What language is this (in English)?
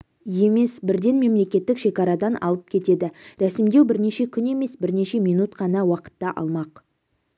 Kazakh